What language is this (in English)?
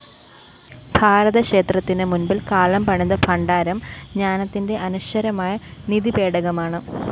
Malayalam